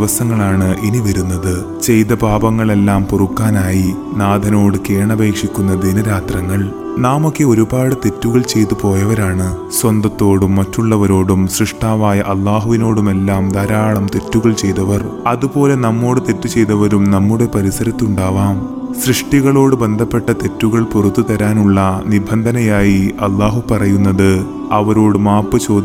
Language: Malayalam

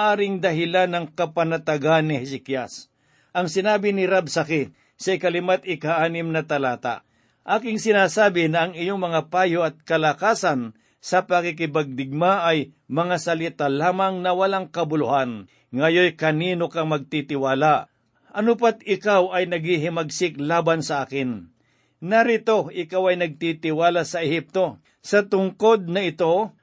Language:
Filipino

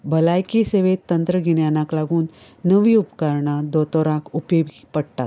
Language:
Konkani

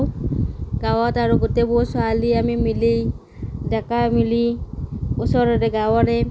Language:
Assamese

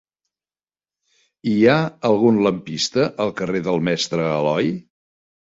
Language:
Catalan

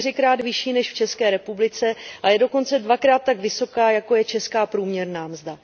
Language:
Czech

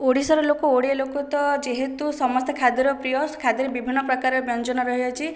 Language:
Odia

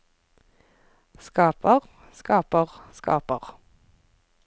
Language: Norwegian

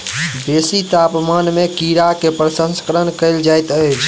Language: Maithili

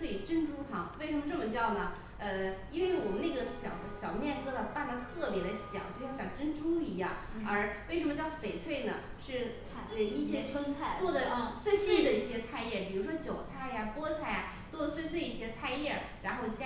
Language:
Chinese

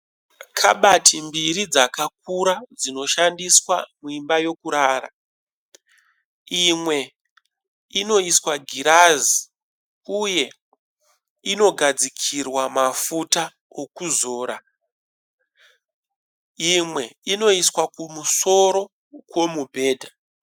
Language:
Shona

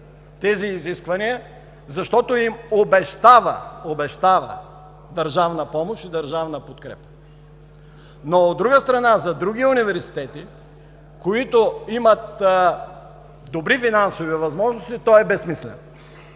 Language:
Bulgarian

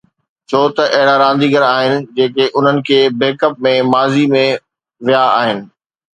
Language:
Sindhi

